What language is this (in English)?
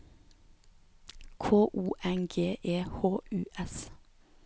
Norwegian